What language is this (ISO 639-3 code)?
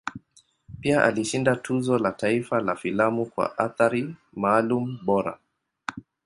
swa